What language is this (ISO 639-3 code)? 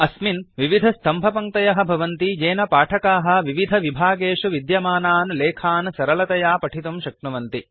san